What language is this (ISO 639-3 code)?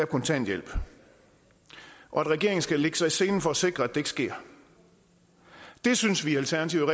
dan